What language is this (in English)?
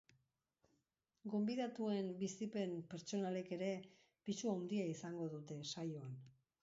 Basque